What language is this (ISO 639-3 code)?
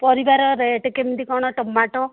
ori